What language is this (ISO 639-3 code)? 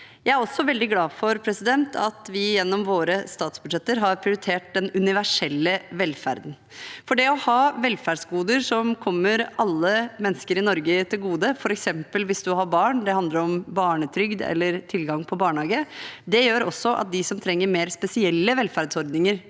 nor